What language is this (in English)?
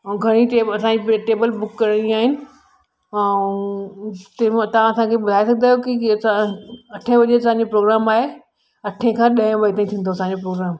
Sindhi